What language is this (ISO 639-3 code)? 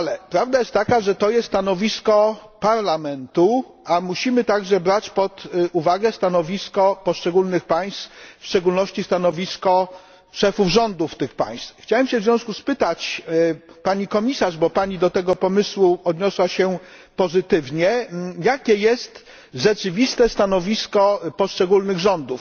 pol